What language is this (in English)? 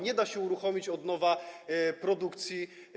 Polish